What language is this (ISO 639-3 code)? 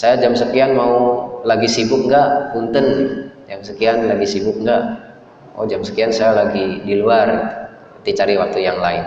ind